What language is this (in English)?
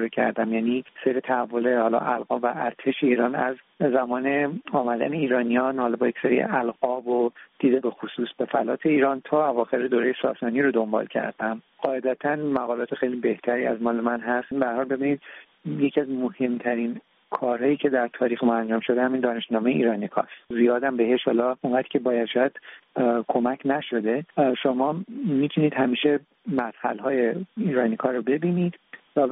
Persian